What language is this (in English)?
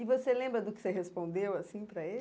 Portuguese